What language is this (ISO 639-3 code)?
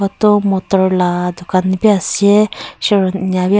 nag